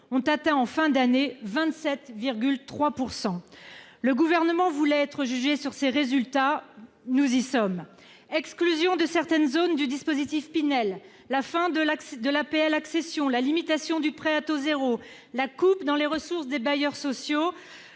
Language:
French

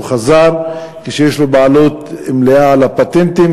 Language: Hebrew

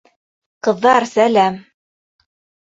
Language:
Bashkir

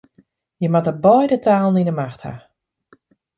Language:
Western Frisian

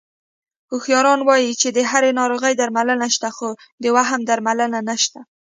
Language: Pashto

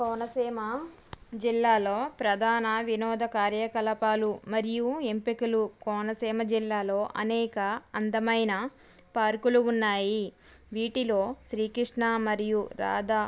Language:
Telugu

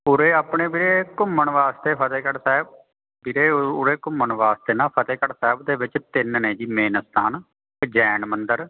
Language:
Punjabi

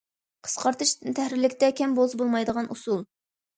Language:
Uyghur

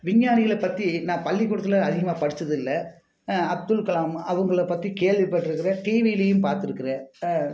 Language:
Tamil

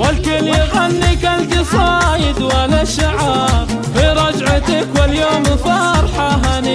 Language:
Arabic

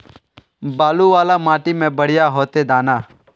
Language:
Magahi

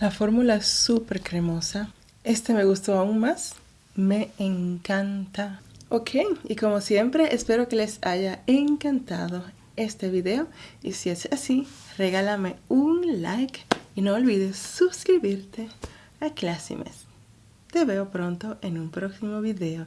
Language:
Spanish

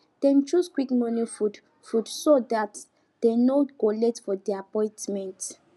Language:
Nigerian Pidgin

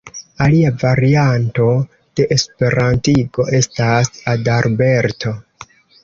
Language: Esperanto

